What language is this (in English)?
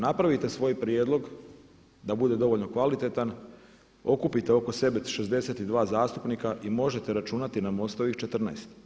Croatian